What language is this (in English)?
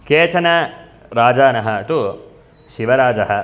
Sanskrit